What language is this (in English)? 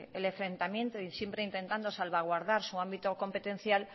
Spanish